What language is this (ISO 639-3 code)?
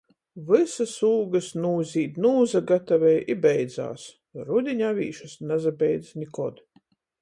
ltg